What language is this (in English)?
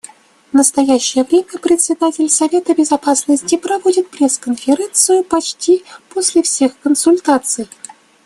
Russian